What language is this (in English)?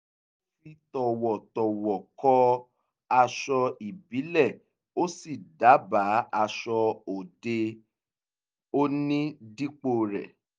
Yoruba